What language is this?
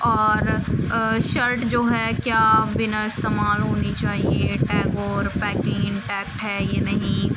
Urdu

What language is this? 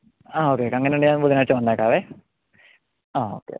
Malayalam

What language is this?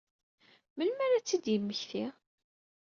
Kabyle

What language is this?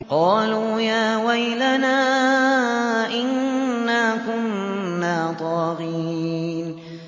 Arabic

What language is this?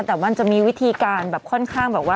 Thai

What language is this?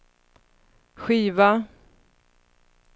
Swedish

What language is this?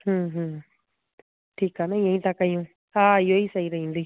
Sindhi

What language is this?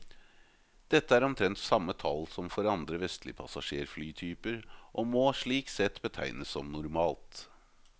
Norwegian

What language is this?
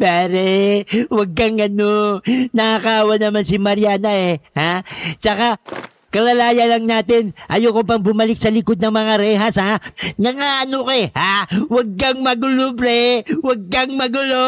Filipino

